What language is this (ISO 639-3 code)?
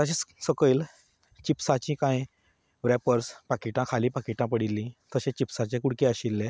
kok